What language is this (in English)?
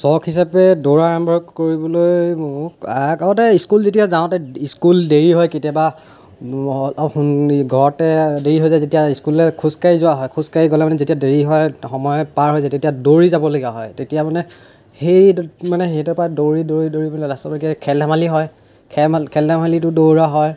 Assamese